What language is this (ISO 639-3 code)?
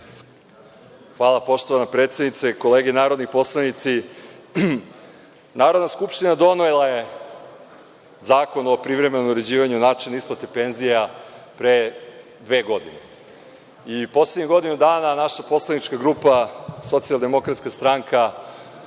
srp